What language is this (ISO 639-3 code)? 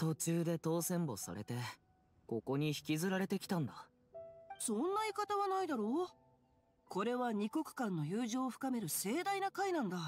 jpn